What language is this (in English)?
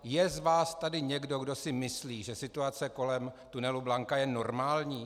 Czech